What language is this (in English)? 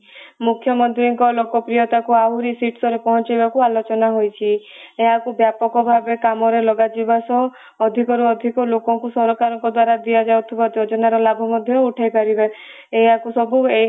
Odia